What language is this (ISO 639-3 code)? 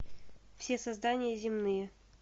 rus